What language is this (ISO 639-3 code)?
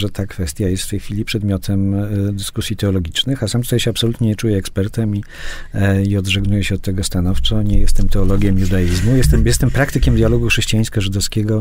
pol